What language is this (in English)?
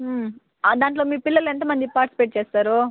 Telugu